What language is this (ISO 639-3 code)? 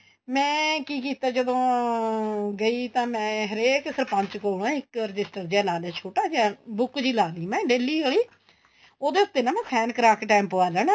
pan